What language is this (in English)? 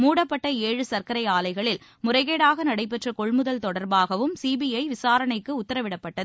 Tamil